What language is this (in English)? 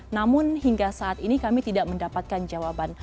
Indonesian